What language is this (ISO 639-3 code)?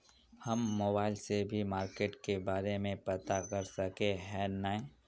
mag